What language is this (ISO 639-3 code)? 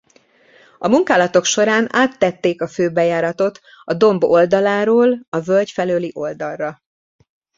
hun